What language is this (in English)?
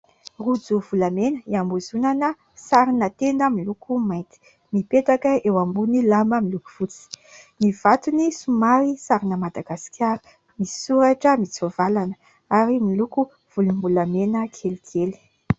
Malagasy